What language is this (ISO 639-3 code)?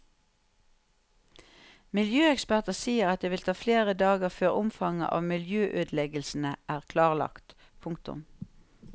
nor